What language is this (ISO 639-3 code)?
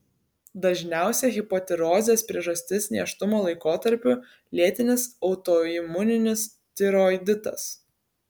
lit